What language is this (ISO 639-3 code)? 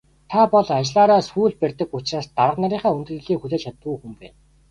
mon